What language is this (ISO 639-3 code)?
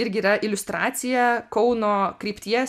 lit